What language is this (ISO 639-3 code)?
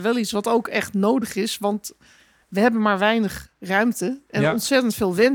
nld